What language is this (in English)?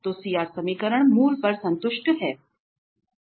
Hindi